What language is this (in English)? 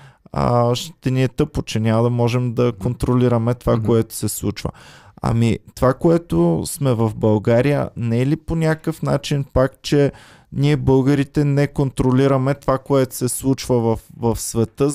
Bulgarian